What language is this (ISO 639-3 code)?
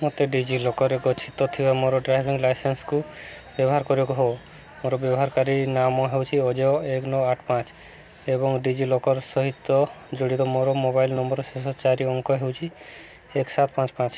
ori